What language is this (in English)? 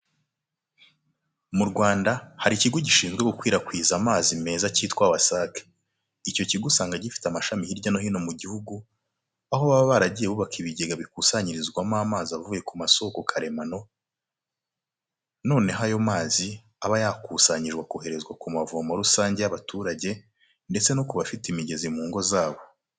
Kinyarwanda